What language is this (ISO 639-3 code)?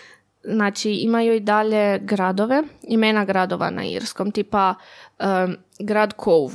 hrv